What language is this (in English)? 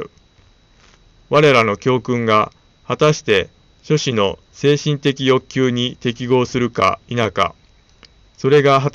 Japanese